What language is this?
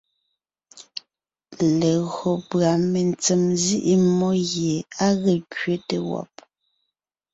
Ngiemboon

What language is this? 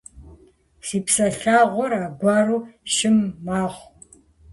Kabardian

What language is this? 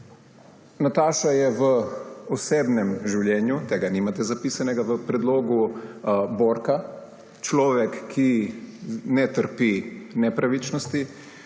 Slovenian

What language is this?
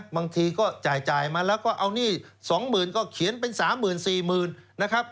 Thai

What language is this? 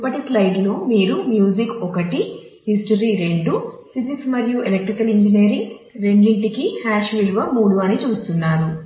Telugu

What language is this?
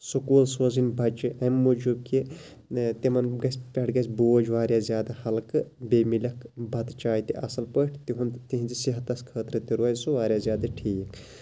Kashmiri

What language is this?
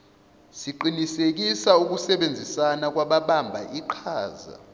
Zulu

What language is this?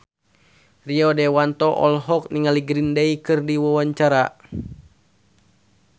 Sundanese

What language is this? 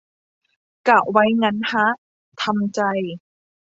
Thai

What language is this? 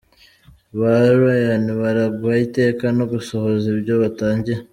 Kinyarwanda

